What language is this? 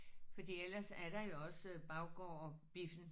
Danish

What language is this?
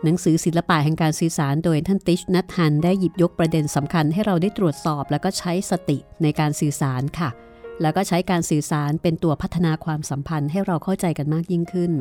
Thai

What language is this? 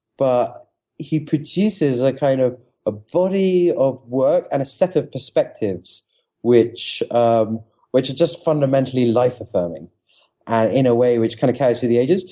English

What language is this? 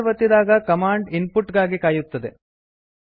Kannada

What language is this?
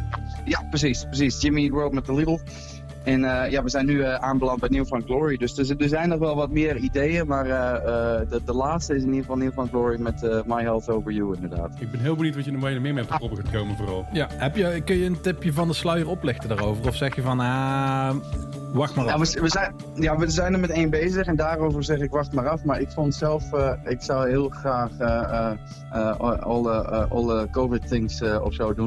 Dutch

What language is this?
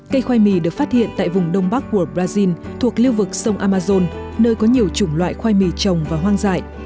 Vietnamese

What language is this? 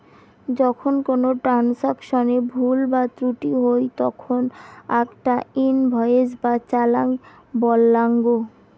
Bangla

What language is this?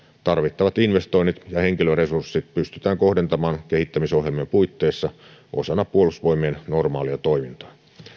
Finnish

